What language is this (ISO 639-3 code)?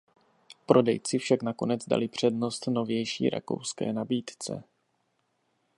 ces